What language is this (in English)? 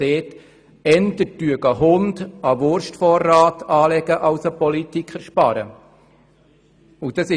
Swiss German